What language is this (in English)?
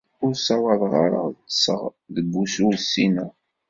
Kabyle